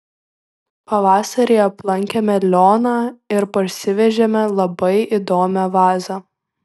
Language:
Lithuanian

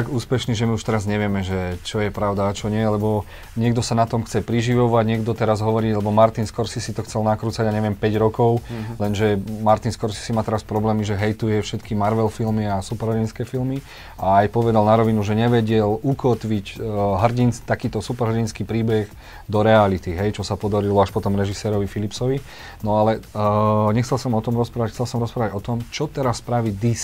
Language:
Slovak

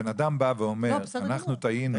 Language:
Hebrew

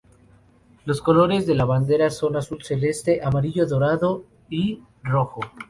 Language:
Spanish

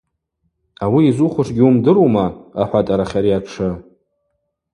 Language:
Abaza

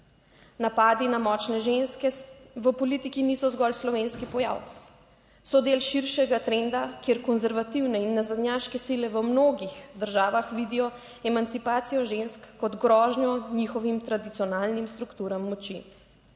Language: Slovenian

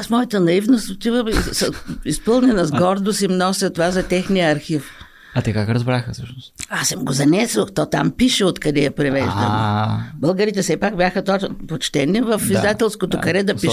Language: Bulgarian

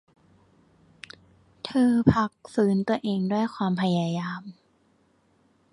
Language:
Thai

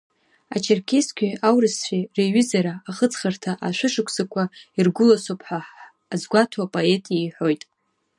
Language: Abkhazian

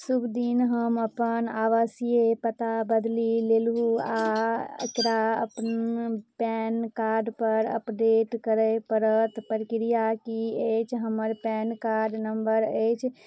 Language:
Maithili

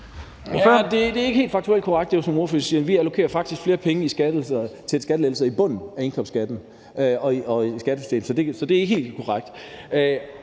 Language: Danish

